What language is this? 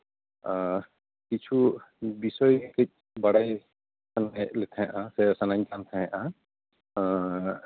Santali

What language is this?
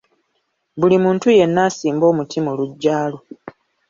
Ganda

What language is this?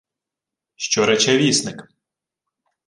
Ukrainian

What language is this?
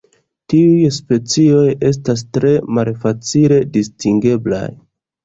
Esperanto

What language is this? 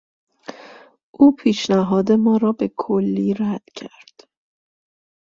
Persian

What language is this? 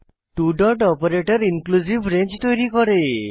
Bangla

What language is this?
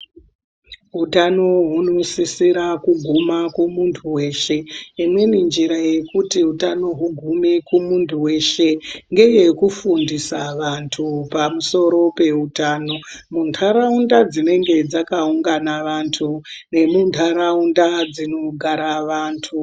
Ndau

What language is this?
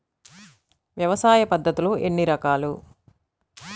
Telugu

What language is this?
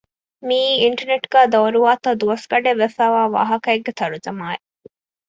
Divehi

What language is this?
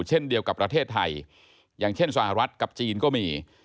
Thai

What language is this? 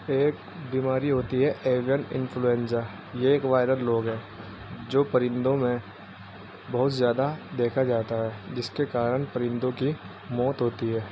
Urdu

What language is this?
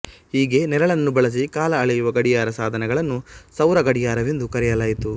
Kannada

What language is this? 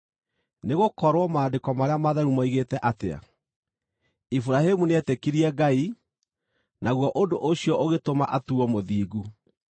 Kikuyu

